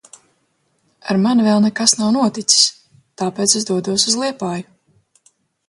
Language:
Latvian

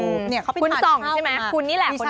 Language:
Thai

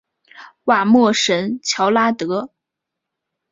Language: Chinese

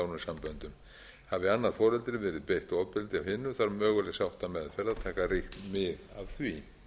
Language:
Icelandic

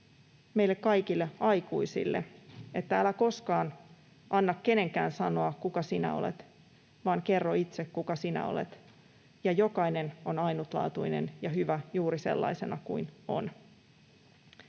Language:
Finnish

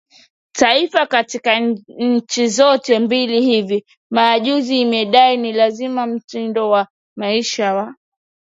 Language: Swahili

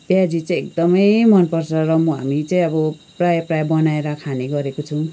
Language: Nepali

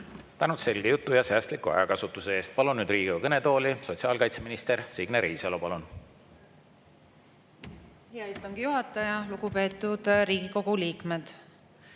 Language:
Estonian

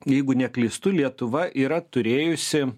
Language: Lithuanian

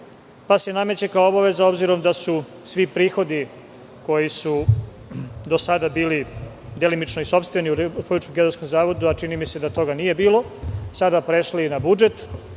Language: Serbian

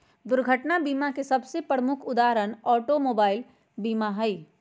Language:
Magahi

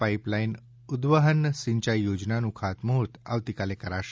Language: Gujarati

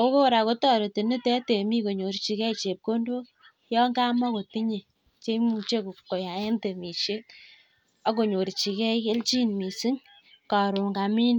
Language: Kalenjin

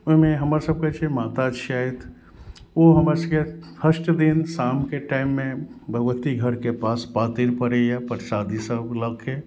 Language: Maithili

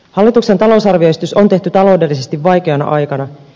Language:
Finnish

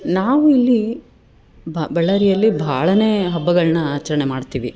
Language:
Kannada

